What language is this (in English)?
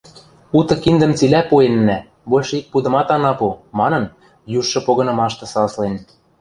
Western Mari